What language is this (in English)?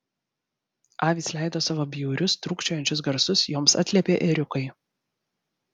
Lithuanian